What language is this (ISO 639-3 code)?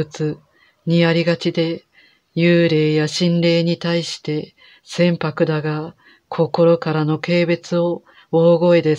jpn